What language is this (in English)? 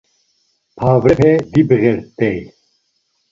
Laz